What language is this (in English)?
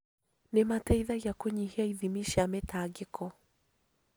Kikuyu